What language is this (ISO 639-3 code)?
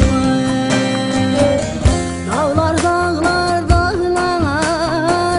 tur